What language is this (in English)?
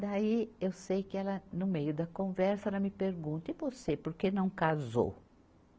Portuguese